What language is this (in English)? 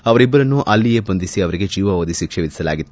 Kannada